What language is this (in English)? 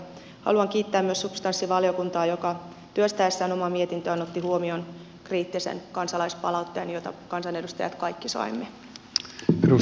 Finnish